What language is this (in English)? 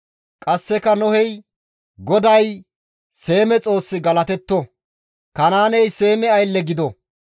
Gamo